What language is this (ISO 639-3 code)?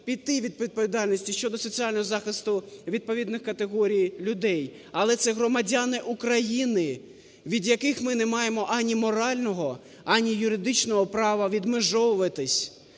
ukr